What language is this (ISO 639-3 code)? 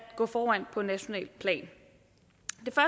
dan